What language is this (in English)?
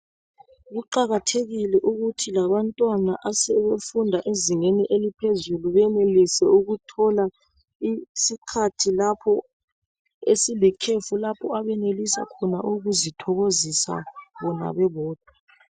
North Ndebele